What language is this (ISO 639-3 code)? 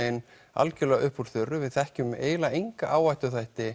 isl